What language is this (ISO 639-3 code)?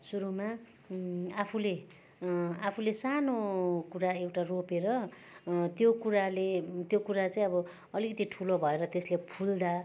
nep